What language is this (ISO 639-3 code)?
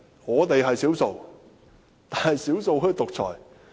yue